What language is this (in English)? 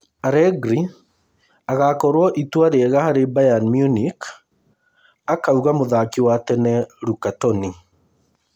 Kikuyu